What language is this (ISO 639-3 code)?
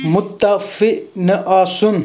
kas